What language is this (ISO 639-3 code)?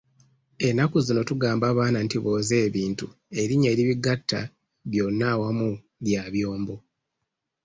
lug